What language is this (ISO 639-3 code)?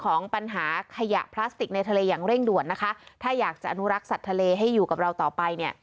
tha